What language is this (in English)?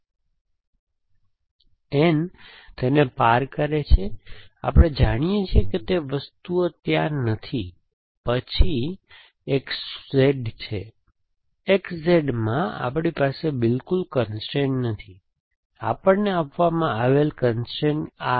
Gujarati